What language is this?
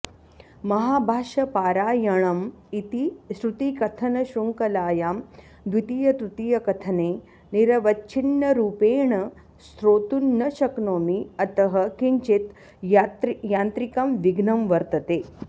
Sanskrit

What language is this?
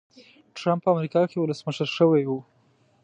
Pashto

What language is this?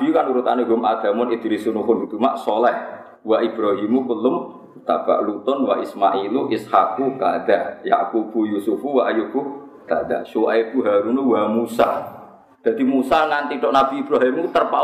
Indonesian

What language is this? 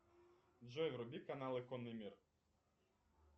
Russian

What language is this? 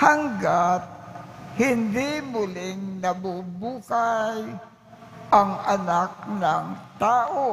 Filipino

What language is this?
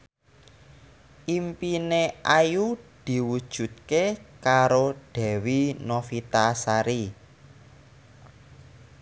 Javanese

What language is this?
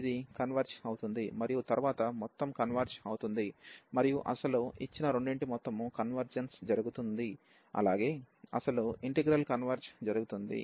Telugu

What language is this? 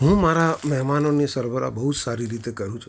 Gujarati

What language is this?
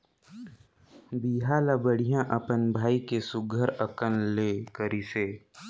Chhattisgarhi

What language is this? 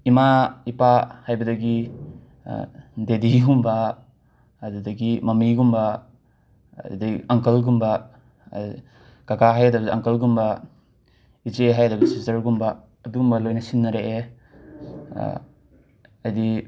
Manipuri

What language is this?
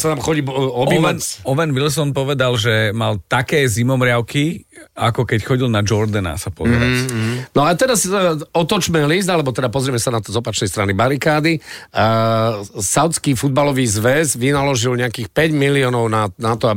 Slovak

